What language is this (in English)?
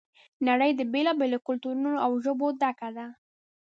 Pashto